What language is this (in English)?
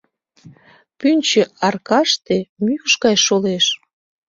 Mari